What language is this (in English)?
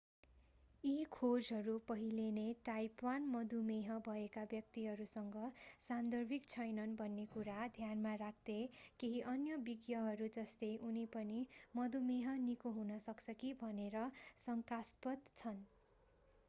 Nepali